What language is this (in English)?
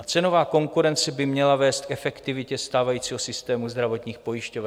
Czech